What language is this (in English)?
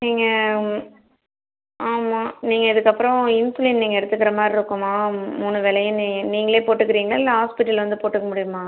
Tamil